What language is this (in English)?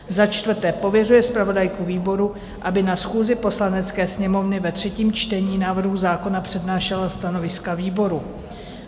Czech